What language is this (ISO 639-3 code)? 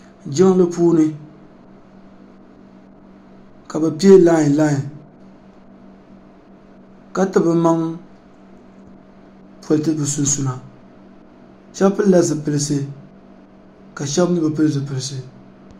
dag